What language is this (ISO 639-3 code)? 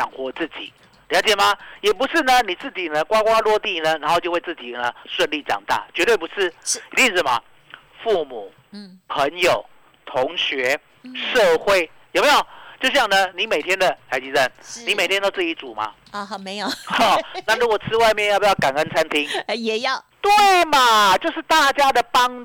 zho